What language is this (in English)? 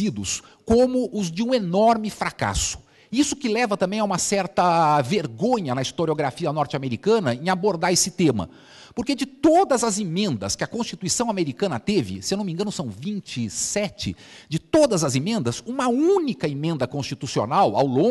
Portuguese